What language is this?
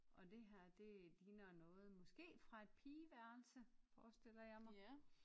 Danish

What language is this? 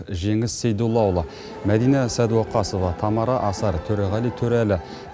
Kazakh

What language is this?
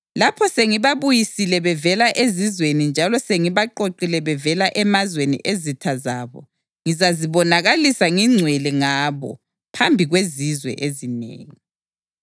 North Ndebele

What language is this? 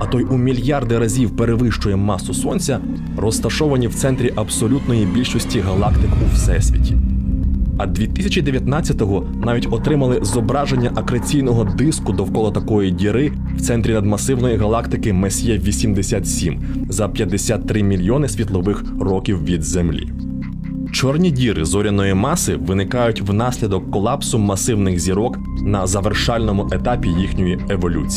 Ukrainian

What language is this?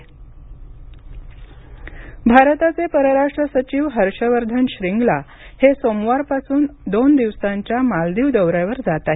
Marathi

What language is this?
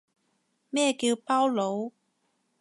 Cantonese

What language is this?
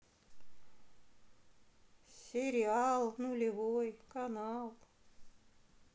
Russian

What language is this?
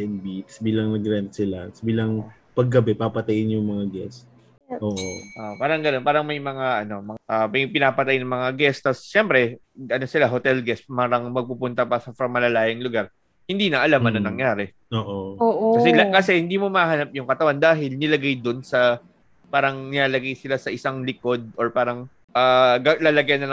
Filipino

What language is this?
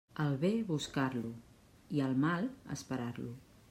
Catalan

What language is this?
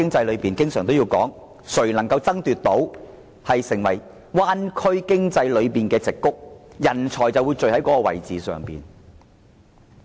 Cantonese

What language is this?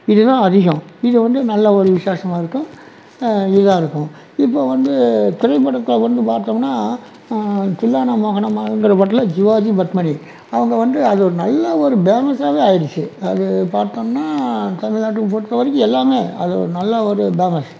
Tamil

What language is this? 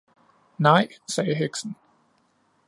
Danish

